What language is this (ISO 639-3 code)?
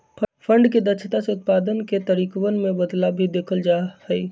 mag